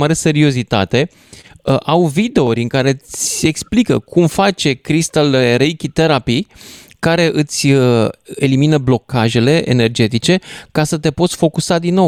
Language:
Romanian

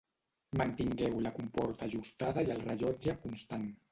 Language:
Catalan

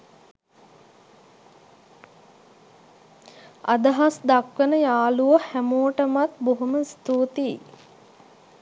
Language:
Sinhala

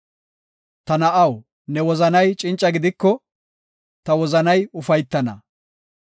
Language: Gofa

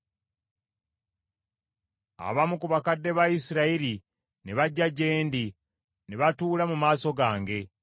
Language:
Ganda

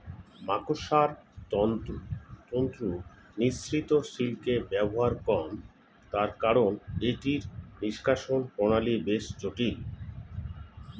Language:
Bangla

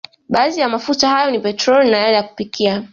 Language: Swahili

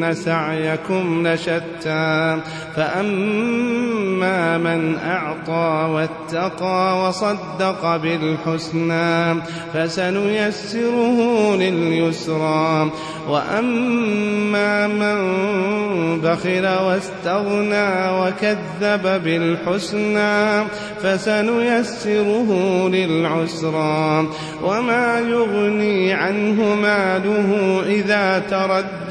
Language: Arabic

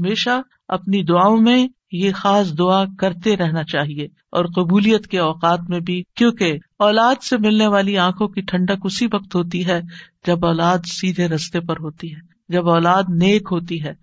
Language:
Urdu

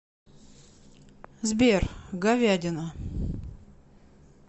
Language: Russian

